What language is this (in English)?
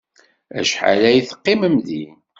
Kabyle